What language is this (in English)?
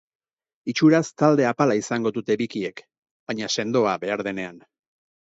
Basque